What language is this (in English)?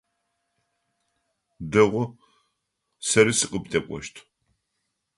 Adyghe